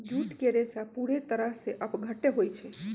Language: Magahi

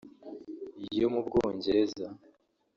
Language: Kinyarwanda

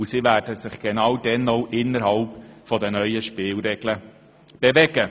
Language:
Swiss German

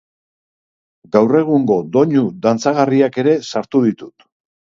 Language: Basque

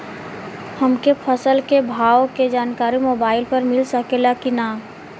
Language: Bhojpuri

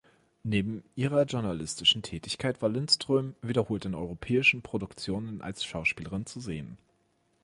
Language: German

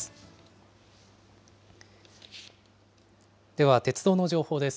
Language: Japanese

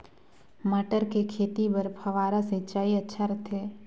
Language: Chhattisgarhi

